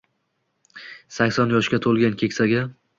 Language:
Uzbek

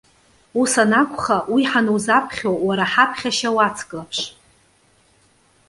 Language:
Abkhazian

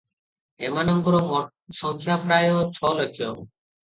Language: Odia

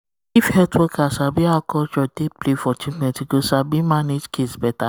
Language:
Nigerian Pidgin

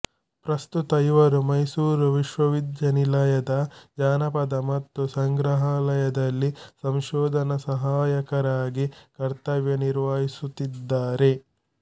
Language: Kannada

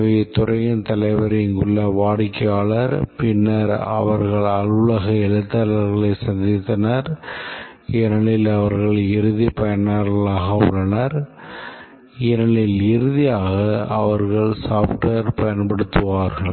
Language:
Tamil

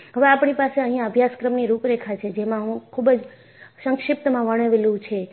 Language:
Gujarati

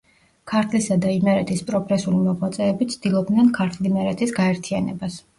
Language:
Georgian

